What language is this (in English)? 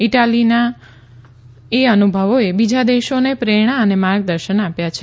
Gujarati